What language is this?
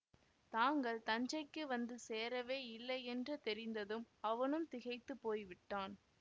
Tamil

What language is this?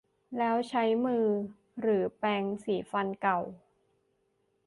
Thai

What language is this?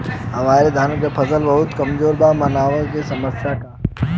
Bhojpuri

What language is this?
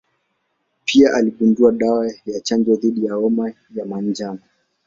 Swahili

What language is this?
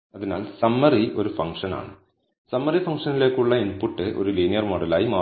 Malayalam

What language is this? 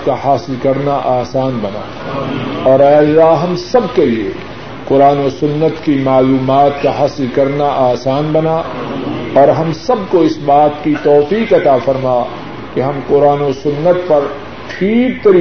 Urdu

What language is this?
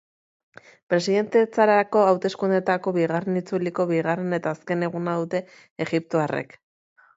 Basque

